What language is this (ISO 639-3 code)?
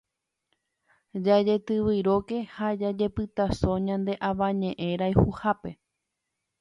grn